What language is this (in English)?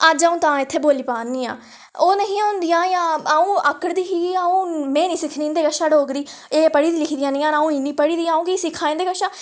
Dogri